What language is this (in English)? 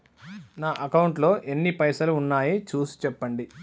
Telugu